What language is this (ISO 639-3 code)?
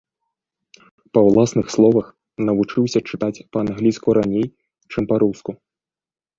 bel